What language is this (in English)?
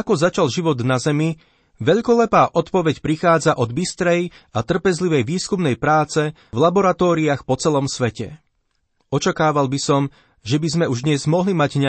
Slovak